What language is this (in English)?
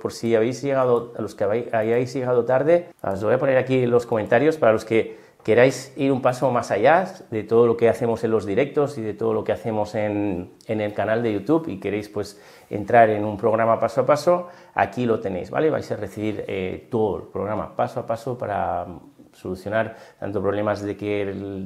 Spanish